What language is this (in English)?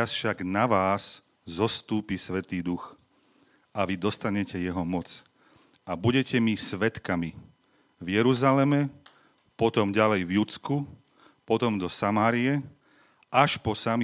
Slovak